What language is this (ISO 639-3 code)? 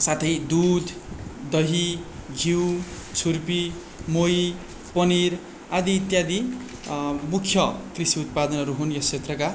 nep